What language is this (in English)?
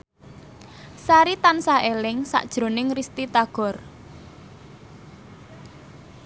Javanese